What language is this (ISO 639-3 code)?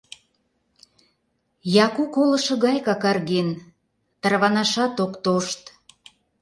chm